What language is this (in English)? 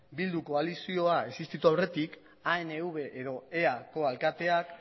Basque